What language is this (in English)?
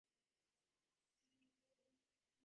Divehi